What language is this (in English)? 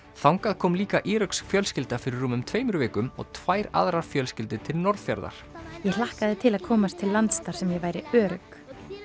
Icelandic